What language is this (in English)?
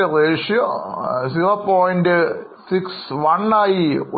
Malayalam